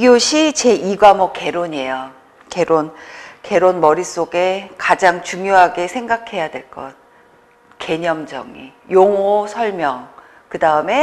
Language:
Korean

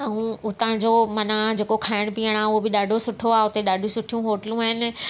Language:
Sindhi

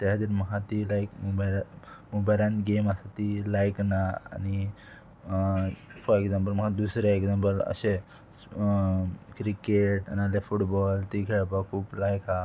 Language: Konkani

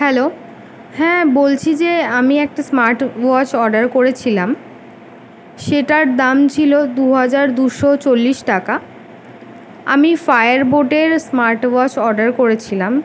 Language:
Bangla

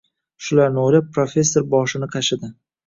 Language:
Uzbek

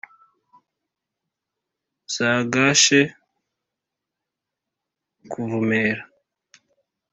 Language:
Kinyarwanda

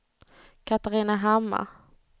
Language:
Swedish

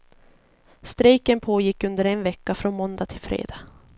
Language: Swedish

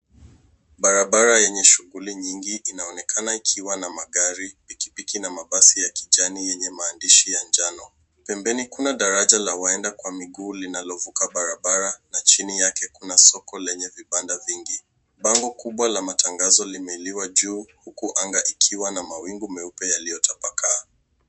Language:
Swahili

